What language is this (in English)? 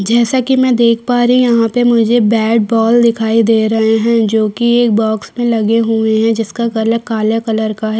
Hindi